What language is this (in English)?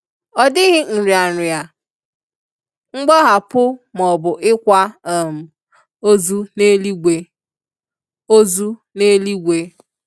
Igbo